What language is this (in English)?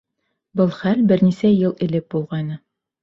Bashkir